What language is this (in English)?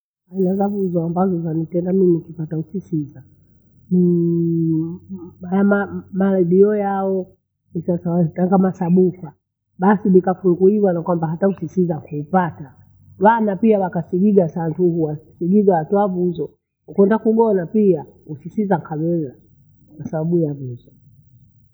Bondei